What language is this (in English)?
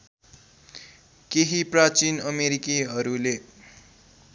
Nepali